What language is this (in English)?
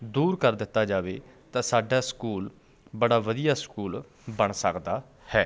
Punjabi